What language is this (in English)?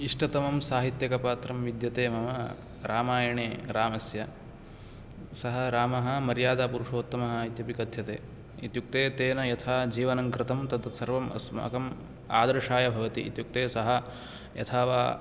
Sanskrit